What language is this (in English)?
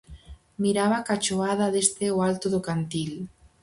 Galician